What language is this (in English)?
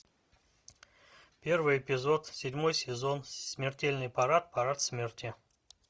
Russian